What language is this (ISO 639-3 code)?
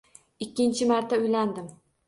uzb